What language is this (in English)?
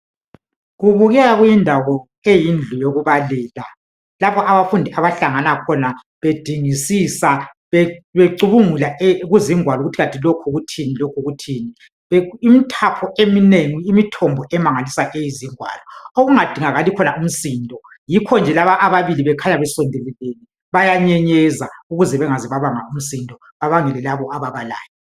North Ndebele